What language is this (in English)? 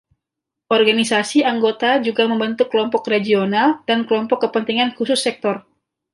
Indonesian